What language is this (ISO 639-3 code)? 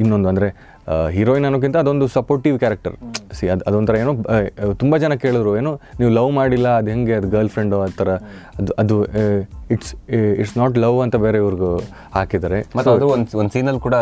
kan